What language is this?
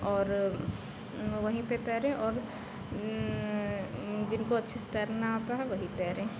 Hindi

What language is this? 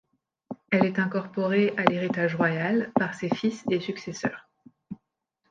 French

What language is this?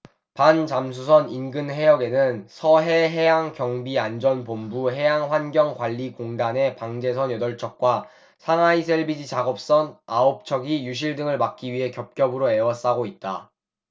Korean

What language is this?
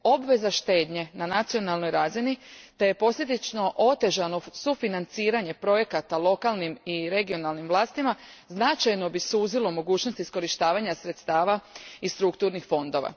Croatian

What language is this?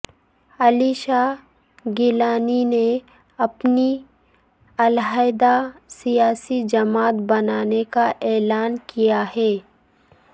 Urdu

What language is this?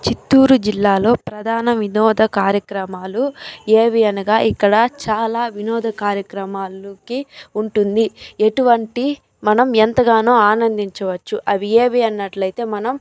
Telugu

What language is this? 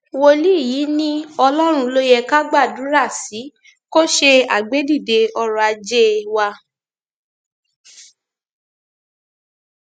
Yoruba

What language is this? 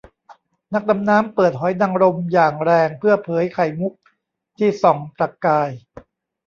Thai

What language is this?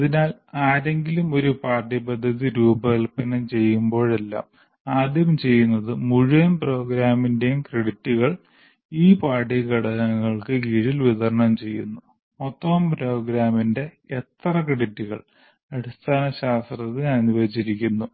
Malayalam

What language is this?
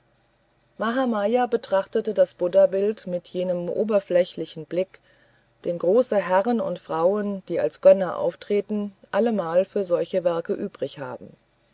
German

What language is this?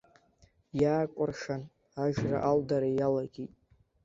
Abkhazian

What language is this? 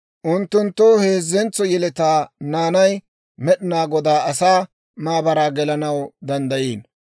Dawro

